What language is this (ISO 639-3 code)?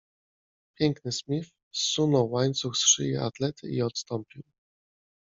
pol